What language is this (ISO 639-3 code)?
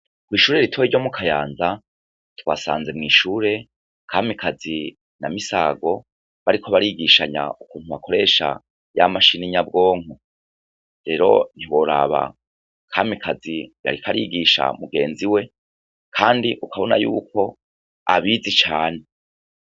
run